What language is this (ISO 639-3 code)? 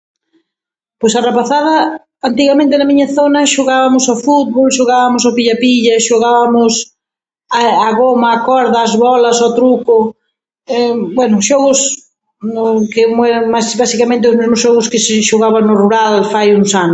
glg